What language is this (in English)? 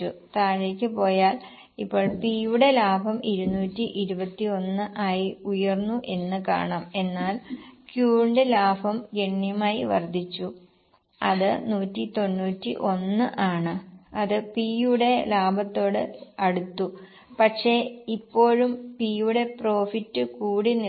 Malayalam